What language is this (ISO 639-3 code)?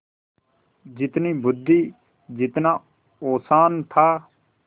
hin